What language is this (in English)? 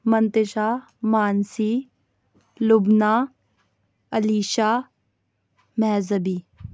Urdu